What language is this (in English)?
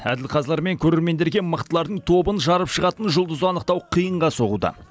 Kazakh